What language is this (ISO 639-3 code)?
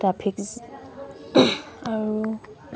asm